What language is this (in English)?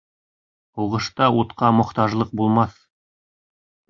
Bashkir